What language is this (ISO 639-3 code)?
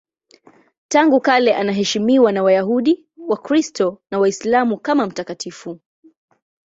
swa